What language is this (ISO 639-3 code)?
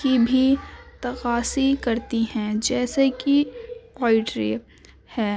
urd